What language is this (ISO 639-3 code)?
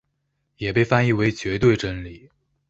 zho